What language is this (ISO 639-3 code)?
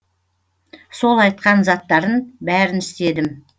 kaz